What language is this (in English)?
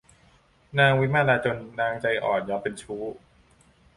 Thai